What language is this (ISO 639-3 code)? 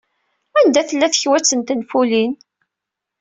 kab